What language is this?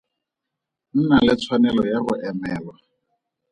Tswana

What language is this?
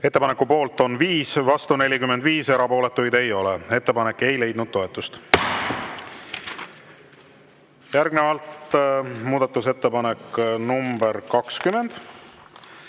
Estonian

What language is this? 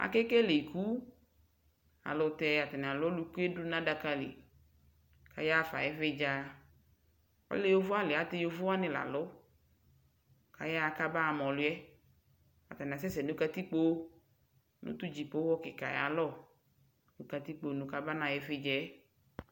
Ikposo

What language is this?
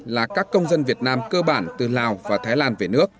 Vietnamese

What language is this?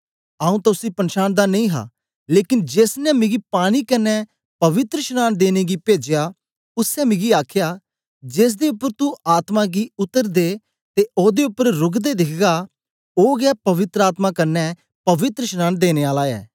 Dogri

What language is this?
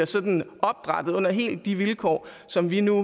Danish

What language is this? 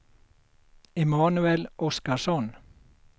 Swedish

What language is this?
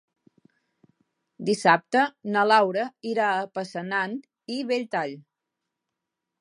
Catalan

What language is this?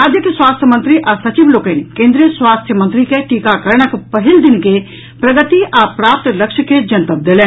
Maithili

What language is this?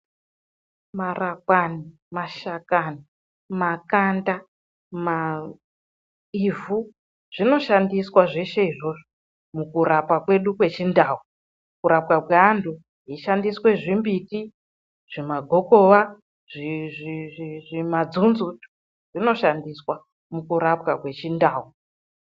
Ndau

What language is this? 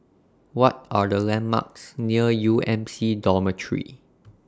English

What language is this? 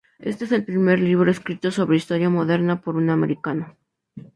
Spanish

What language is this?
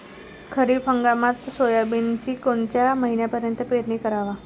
Marathi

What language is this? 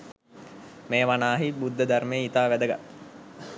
Sinhala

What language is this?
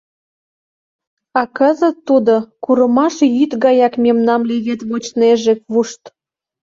Mari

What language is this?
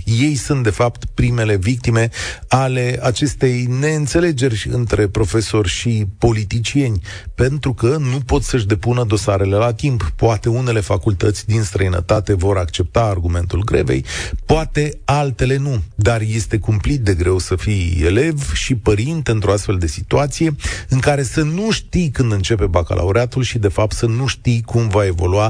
Romanian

